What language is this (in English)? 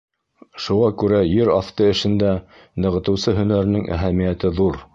Bashkir